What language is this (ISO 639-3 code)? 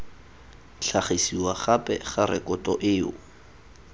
tsn